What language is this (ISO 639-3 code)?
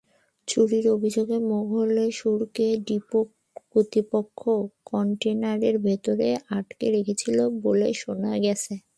ben